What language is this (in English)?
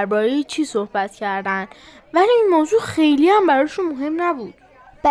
Persian